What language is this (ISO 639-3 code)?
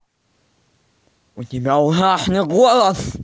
rus